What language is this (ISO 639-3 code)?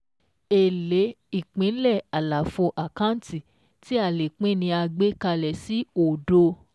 yor